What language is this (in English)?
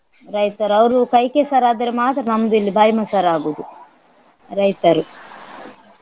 Kannada